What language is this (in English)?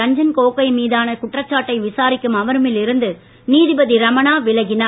Tamil